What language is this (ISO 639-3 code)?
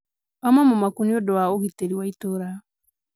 kik